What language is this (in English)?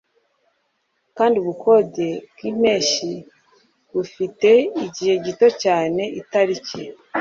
Kinyarwanda